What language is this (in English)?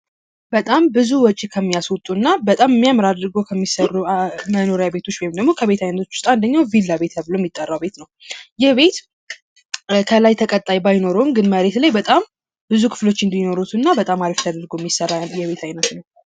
Amharic